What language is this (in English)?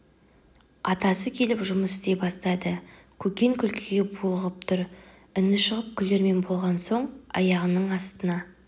Kazakh